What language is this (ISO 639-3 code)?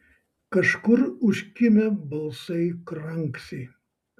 lit